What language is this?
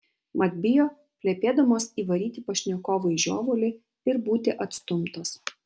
Lithuanian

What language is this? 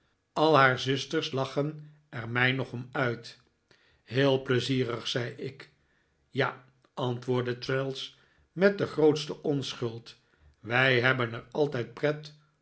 Dutch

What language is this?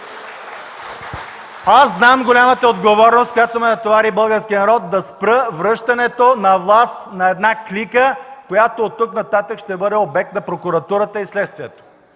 Bulgarian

